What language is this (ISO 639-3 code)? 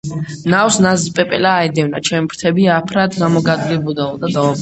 kat